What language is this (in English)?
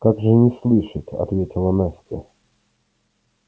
Russian